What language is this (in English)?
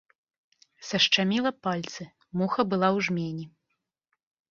Belarusian